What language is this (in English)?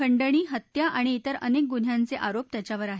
Marathi